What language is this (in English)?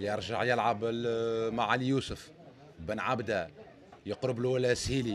Arabic